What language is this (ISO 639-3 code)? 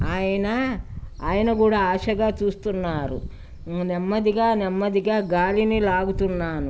tel